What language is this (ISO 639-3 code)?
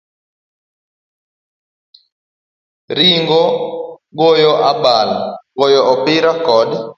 luo